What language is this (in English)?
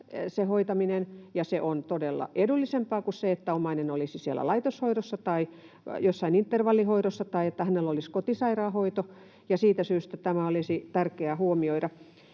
Finnish